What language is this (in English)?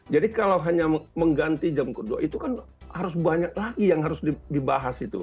Indonesian